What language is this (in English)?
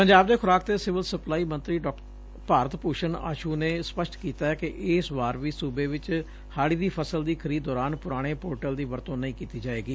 Punjabi